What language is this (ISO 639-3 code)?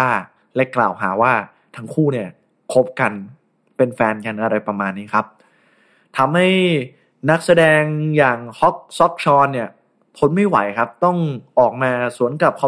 tha